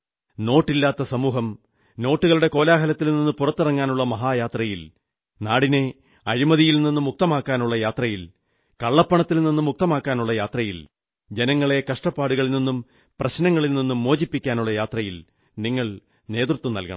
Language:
Malayalam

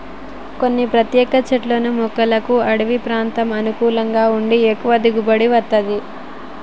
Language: Telugu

